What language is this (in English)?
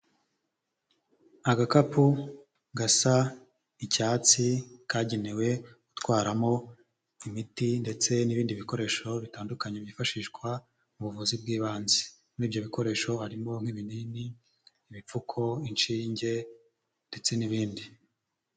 Kinyarwanda